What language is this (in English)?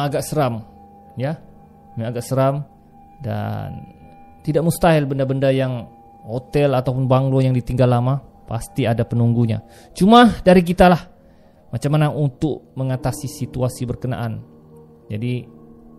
Malay